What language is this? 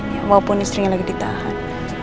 Indonesian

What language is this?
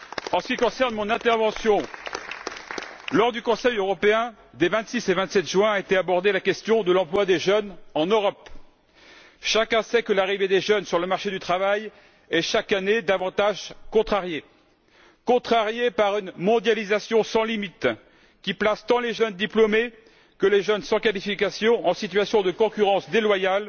French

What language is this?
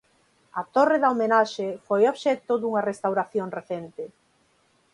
Galician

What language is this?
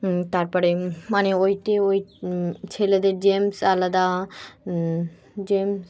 Bangla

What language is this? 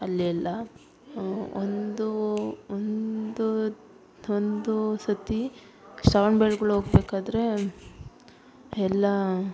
Kannada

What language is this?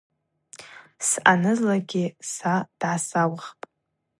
Abaza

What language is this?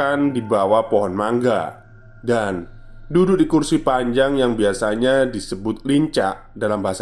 Indonesian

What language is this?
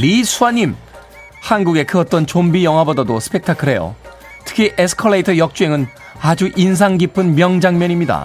Korean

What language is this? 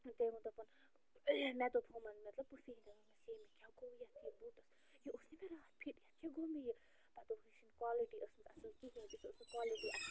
Kashmiri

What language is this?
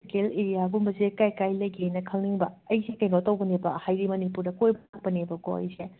Manipuri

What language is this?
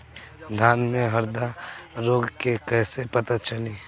Bhojpuri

